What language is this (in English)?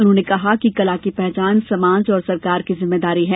Hindi